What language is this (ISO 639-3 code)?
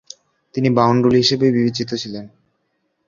ben